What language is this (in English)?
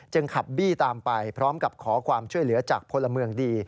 Thai